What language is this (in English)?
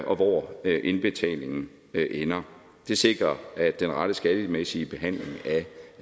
Danish